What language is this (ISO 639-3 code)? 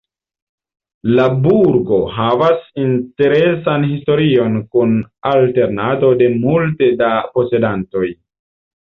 epo